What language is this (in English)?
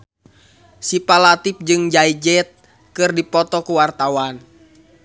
Sundanese